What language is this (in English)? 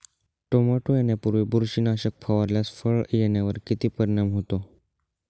Marathi